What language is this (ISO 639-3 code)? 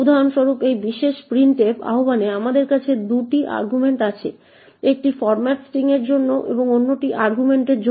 ben